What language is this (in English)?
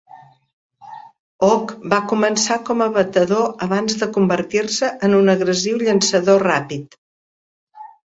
Catalan